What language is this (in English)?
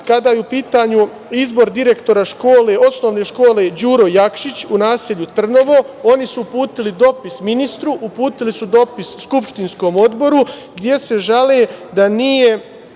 Serbian